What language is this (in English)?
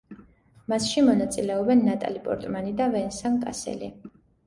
Georgian